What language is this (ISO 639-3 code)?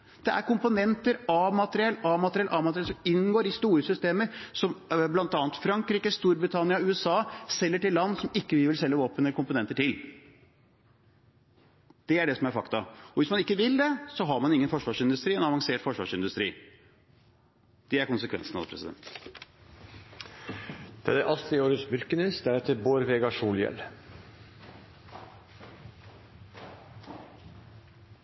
nor